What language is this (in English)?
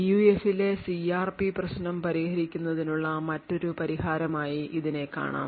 Malayalam